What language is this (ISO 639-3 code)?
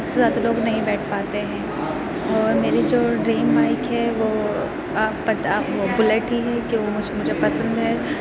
urd